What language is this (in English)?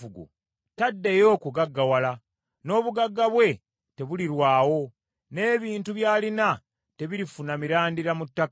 Ganda